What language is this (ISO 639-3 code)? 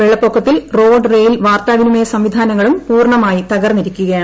mal